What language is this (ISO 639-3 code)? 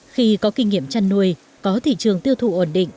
vie